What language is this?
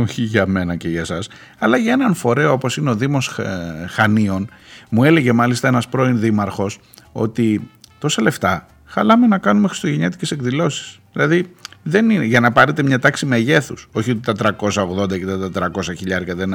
Greek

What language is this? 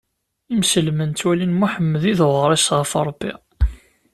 Kabyle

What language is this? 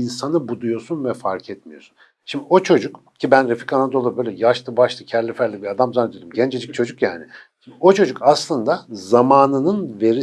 Turkish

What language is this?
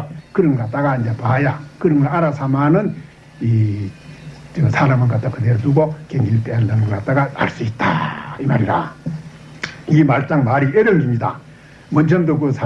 Korean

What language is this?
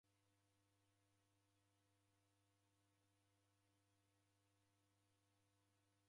Taita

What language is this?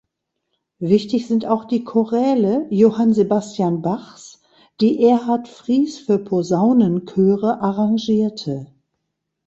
German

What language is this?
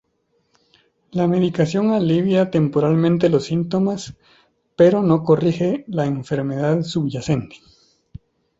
Spanish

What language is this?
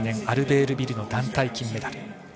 Japanese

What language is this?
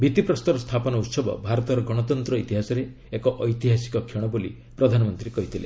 Odia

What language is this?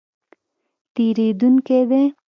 Pashto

